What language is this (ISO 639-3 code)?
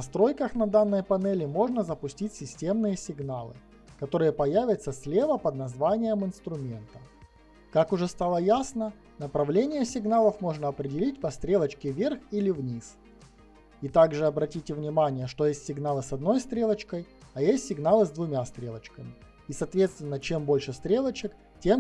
rus